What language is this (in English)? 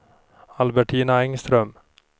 Swedish